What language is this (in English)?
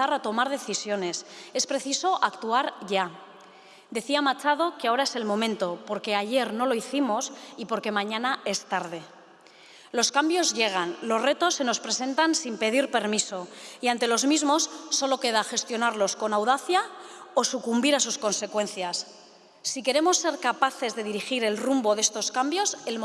Spanish